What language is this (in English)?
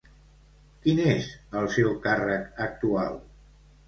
Catalan